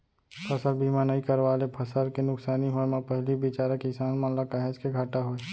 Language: Chhattisgarhi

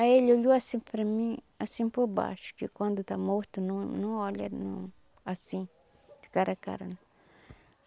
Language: Portuguese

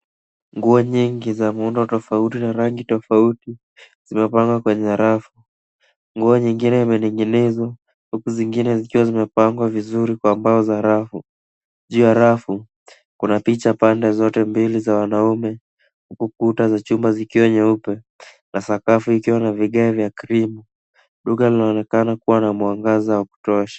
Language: Swahili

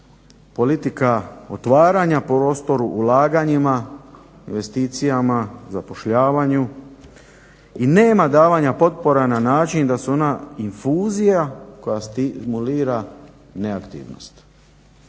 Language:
Croatian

